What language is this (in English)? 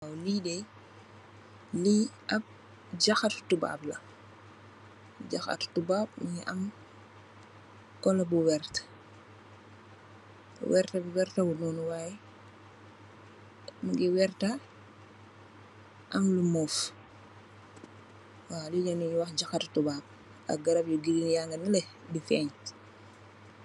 Wolof